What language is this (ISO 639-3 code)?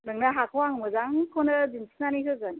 brx